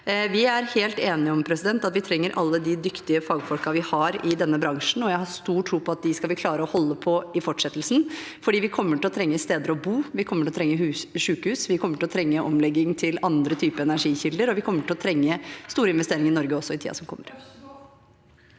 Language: Norwegian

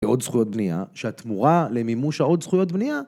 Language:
Hebrew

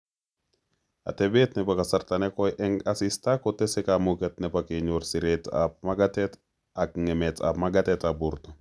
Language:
Kalenjin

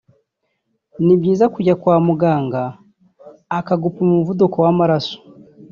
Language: Kinyarwanda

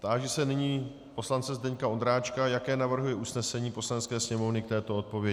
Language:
Czech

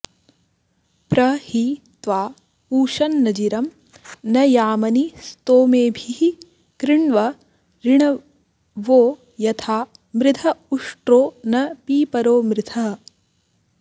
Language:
Sanskrit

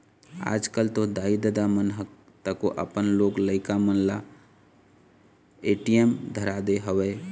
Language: Chhattisgarhi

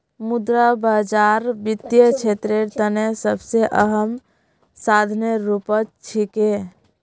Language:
Magahi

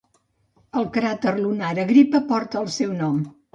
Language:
Catalan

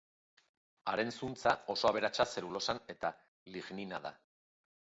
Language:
Basque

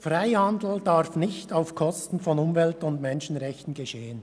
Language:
Swiss German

